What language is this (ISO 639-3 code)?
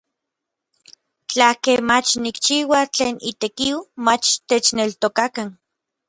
nlv